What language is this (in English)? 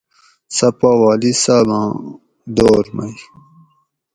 Gawri